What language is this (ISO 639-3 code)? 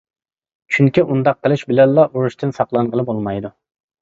uig